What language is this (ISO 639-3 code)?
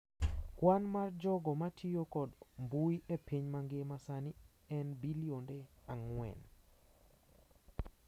luo